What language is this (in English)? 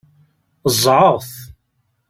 Kabyle